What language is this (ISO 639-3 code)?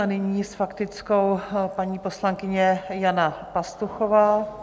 ces